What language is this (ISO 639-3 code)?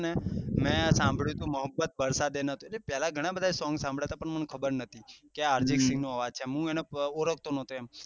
guj